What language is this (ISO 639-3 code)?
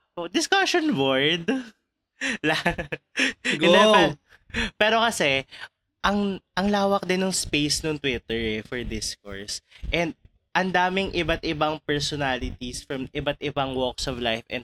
fil